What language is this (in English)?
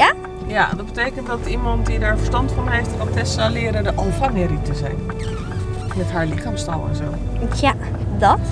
Dutch